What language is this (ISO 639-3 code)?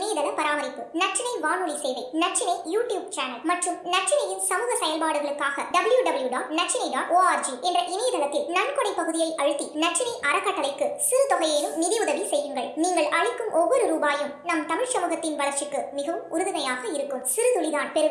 tam